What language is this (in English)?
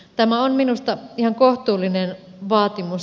Finnish